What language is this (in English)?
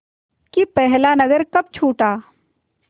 Hindi